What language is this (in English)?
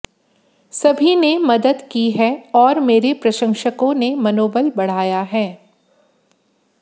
Hindi